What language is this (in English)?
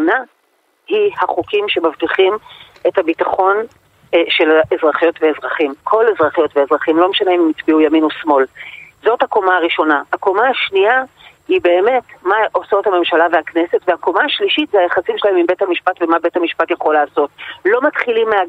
Hebrew